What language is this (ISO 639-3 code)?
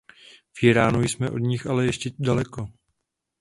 ces